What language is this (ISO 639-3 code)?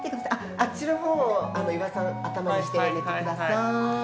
jpn